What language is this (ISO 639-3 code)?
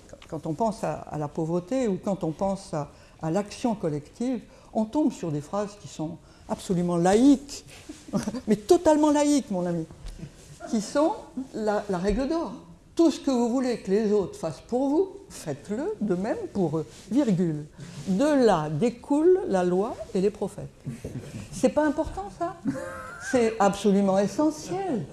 fra